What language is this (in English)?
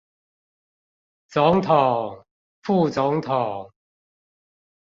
Chinese